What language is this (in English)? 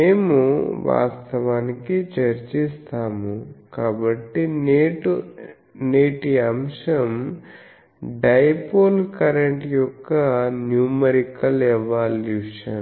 Telugu